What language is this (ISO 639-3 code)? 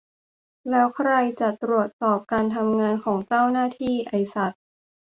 tha